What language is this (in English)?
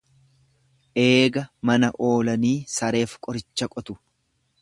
Oromo